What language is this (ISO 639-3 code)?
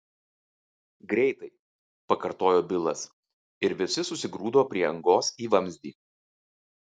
lit